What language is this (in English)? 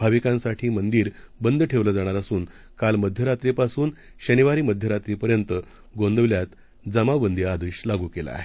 Marathi